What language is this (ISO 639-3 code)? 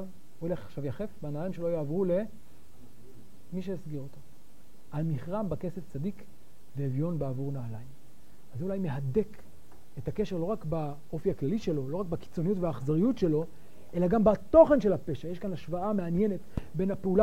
heb